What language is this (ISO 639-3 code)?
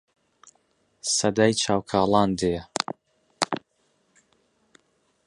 ckb